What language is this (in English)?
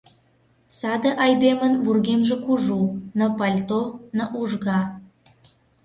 Mari